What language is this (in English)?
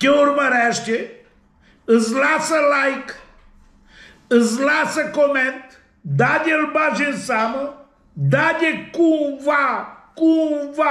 Romanian